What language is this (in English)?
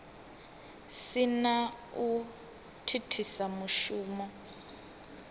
Venda